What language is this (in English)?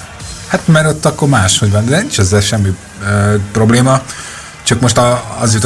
Hungarian